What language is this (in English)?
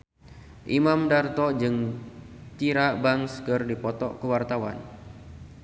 Sundanese